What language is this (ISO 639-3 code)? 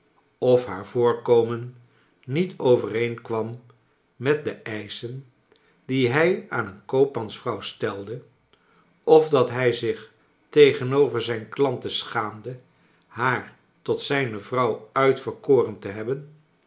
nld